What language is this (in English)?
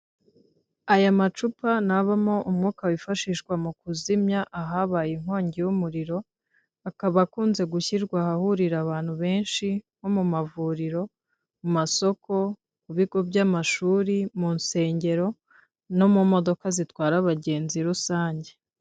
Kinyarwanda